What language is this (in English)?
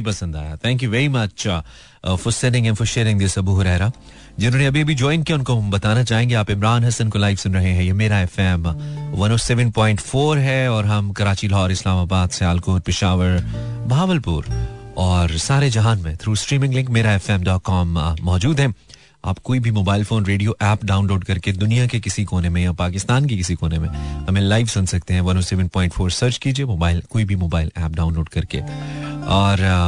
Hindi